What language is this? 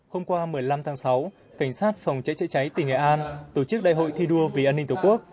Vietnamese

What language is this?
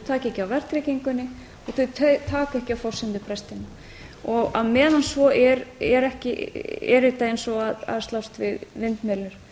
Icelandic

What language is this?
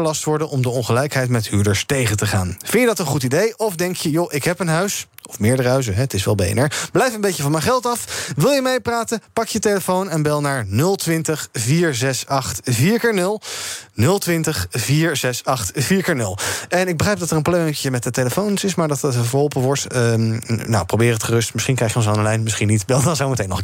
Dutch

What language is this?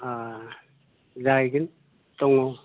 Bodo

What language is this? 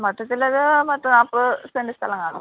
Malayalam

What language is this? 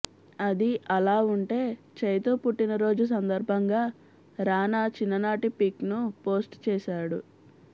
Telugu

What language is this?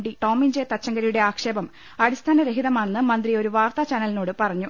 Malayalam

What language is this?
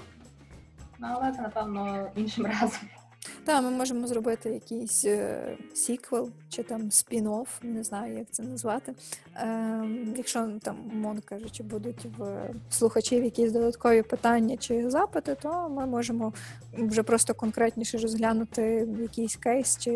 Ukrainian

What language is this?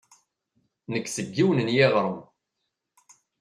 Kabyle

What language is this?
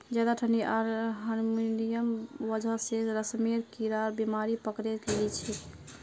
Magahi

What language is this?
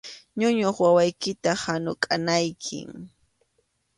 Arequipa-La Unión Quechua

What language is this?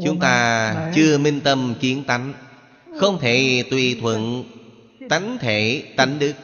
Vietnamese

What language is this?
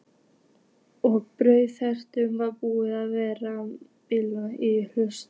Icelandic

